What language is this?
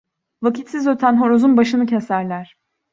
Turkish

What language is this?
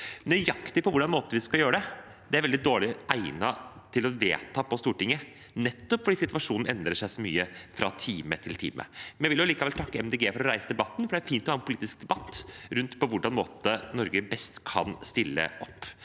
Norwegian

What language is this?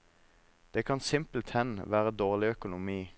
Norwegian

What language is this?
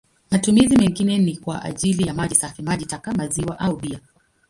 Swahili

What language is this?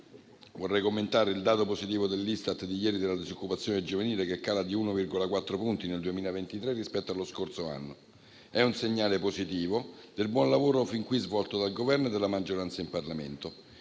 Italian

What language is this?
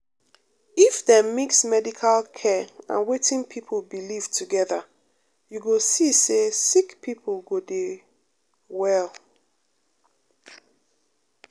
Nigerian Pidgin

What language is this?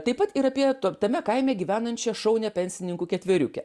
Lithuanian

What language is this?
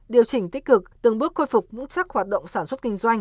Vietnamese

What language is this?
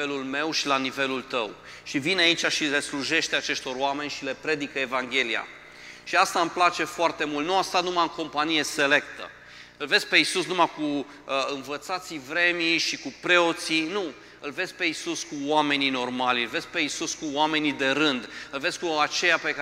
Romanian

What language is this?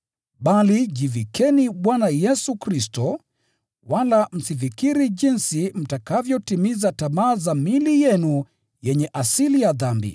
Swahili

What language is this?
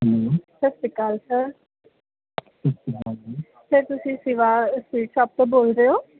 Punjabi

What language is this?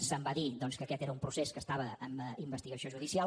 Catalan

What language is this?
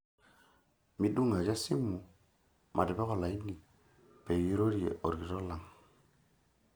Masai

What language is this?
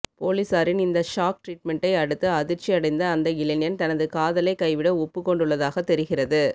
Tamil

